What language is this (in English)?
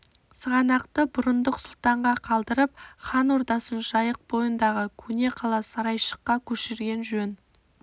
Kazakh